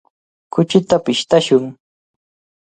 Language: Cajatambo North Lima Quechua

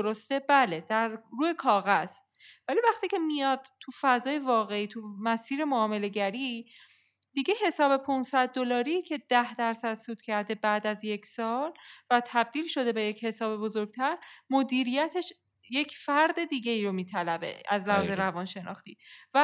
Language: Persian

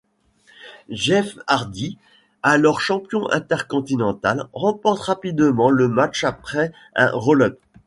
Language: French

